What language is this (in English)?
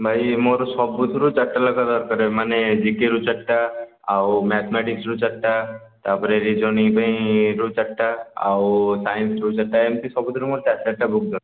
Odia